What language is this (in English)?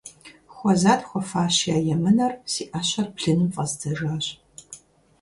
Kabardian